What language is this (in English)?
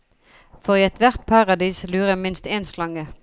Norwegian